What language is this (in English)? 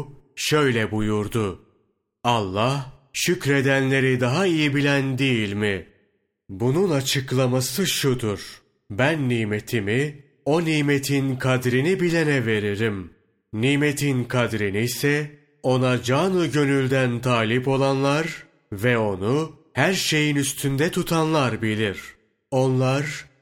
Turkish